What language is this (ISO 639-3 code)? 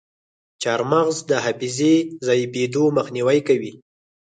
pus